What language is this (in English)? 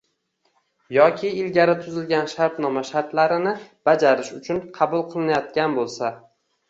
Uzbek